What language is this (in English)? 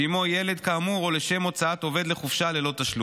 Hebrew